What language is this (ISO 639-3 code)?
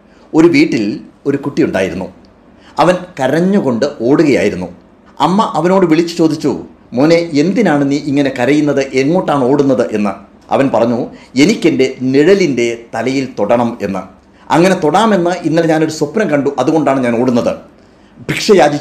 mal